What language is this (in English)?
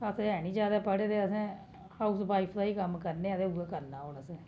Dogri